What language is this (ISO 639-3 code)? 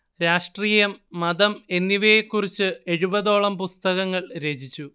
mal